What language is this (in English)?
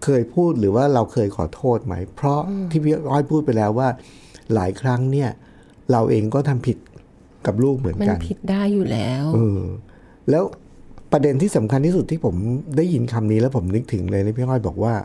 Thai